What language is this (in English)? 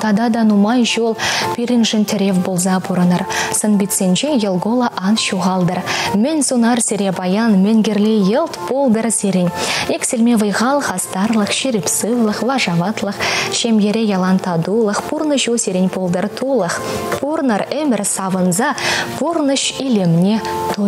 Russian